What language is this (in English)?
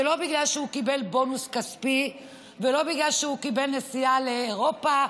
Hebrew